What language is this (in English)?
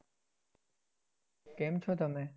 Gujarati